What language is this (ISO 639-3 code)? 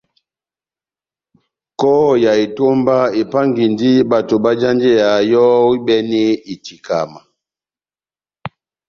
bnm